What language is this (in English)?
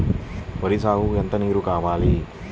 Telugu